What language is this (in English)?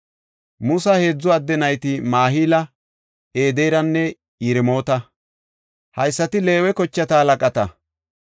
Gofa